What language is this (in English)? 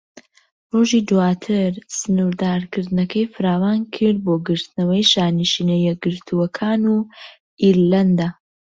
Central Kurdish